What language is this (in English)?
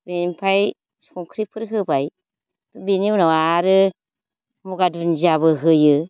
Bodo